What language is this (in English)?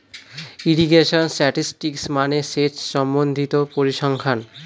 Bangla